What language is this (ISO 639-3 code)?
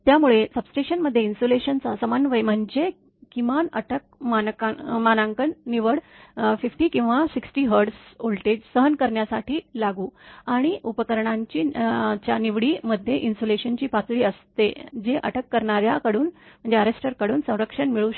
mar